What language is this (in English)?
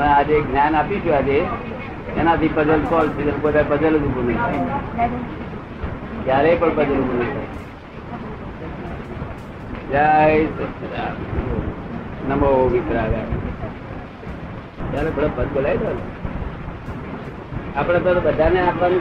Gujarati